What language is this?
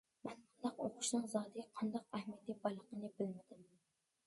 Uyghur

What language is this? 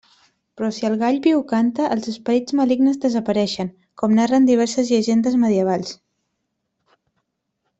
Catalan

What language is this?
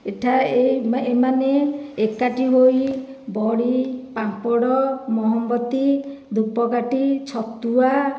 Odia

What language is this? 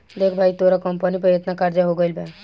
Bhojpuri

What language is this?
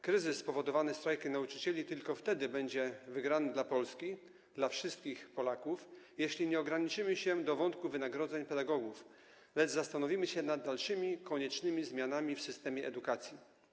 Polish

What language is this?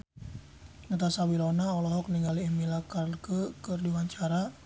Sundanese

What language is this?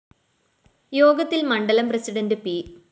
Malayalam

